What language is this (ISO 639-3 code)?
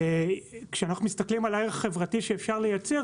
heb